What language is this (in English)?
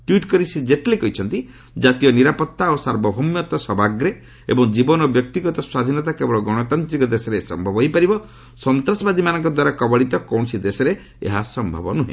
Odia